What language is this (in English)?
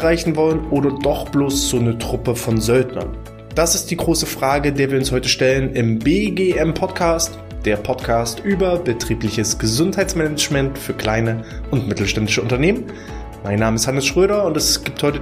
German